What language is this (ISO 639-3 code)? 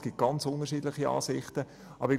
gsw